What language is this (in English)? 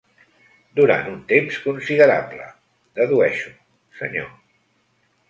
Catalan